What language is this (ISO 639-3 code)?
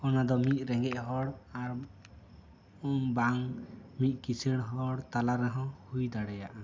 sat